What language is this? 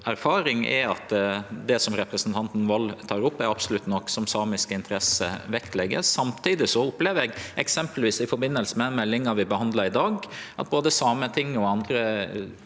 Norwegian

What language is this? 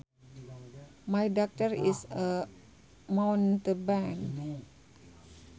Sundanese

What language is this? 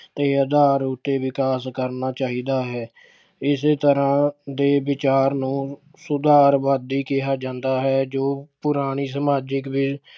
Punjabi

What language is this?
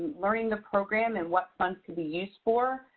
English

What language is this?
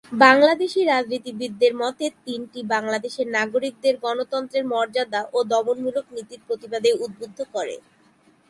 Bangla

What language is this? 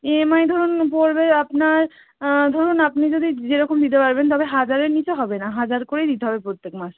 Bangla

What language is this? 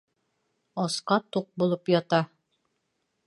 Bashkir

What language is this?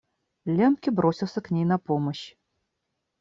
Russian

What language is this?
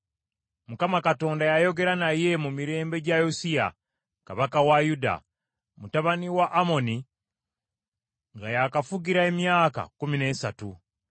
Ganda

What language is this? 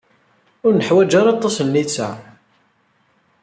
Kabyle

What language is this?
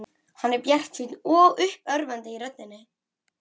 Icelandic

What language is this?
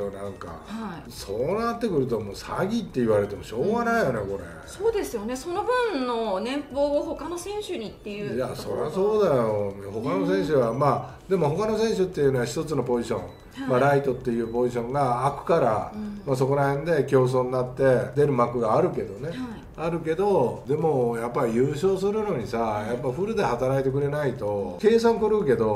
Japanese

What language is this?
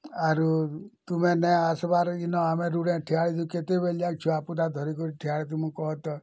Odia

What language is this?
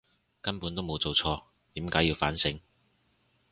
Cantonese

